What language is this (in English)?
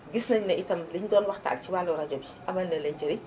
Wolof